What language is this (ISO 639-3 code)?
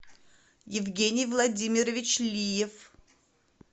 rus